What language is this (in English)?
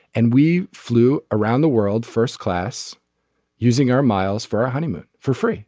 English